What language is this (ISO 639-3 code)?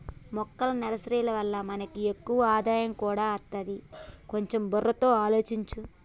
tel